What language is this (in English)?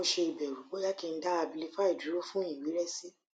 Yoruba